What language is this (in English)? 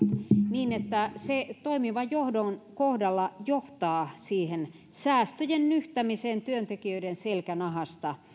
Finnish